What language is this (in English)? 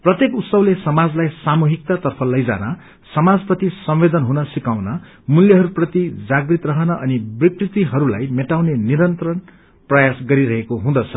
Nepali